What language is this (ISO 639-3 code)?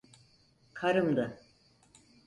tur